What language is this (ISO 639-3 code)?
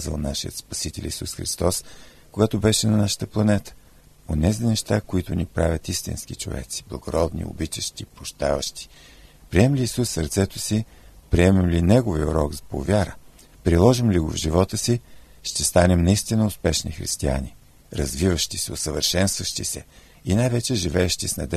bul